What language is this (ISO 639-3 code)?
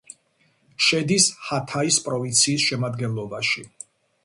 kat